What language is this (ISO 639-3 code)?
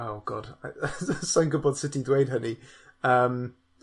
cym